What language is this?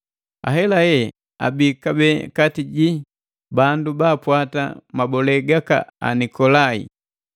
Matengo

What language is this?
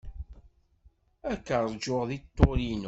Kabyle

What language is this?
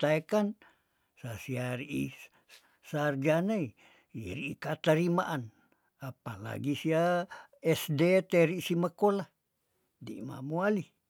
Tondano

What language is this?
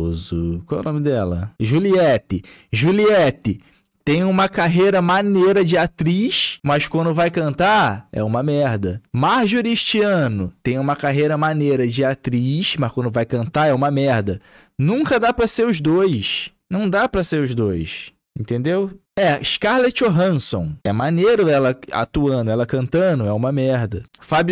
Portuguese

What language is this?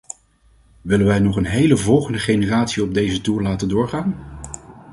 Dutch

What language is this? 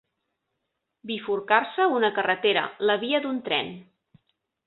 Catalan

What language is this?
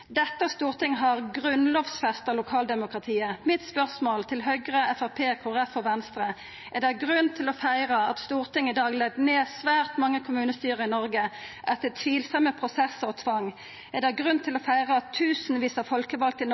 Norwegian Nynorsk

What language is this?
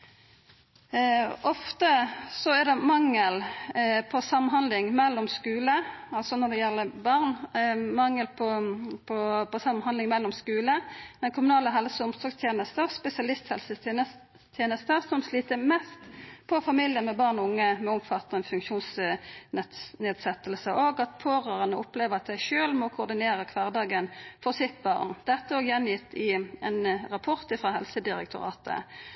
Norwegian Nynorsk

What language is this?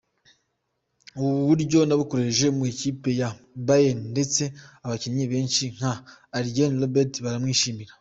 Kinyarwanda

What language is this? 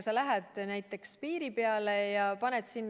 Estonian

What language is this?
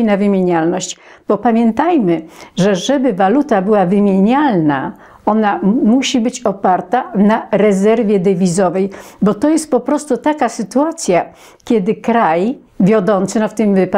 Polish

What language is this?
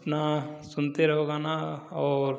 Hindi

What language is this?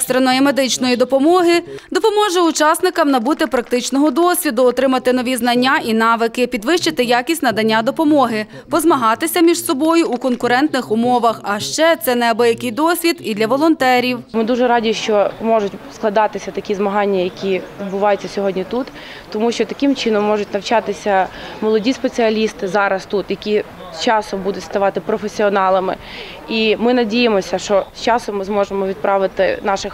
Ukrainian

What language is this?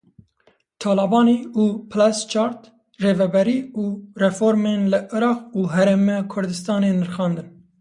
Kurdish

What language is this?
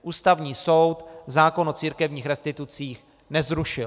Czech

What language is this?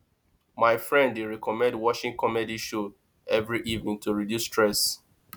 Nigerian Pidgin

